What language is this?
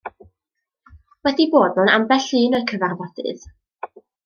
Welsh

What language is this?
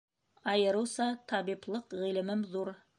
Bashkir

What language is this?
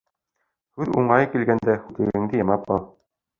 Bashkir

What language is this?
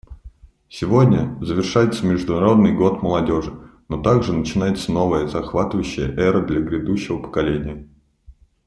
Russian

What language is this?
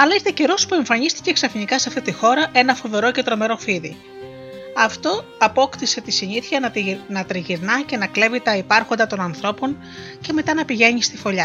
Greek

